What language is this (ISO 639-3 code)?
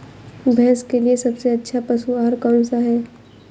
hin